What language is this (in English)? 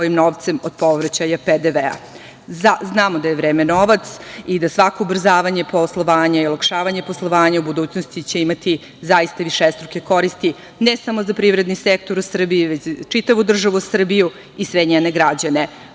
Serbian